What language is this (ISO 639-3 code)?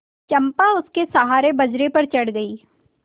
hin